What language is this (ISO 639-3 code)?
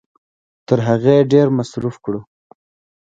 pus